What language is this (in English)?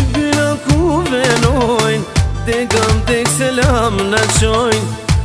Turkish